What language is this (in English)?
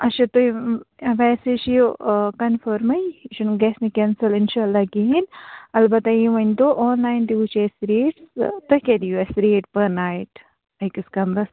Kashmiri